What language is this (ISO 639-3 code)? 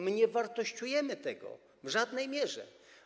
pol